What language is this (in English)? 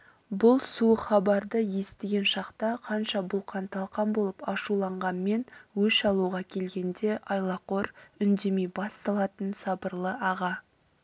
Kazakh